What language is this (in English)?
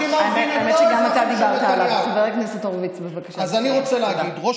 Hebrew